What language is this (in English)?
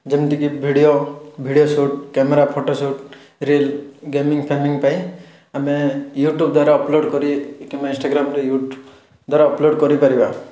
Odia